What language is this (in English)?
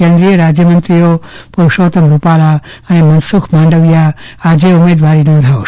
Gujarati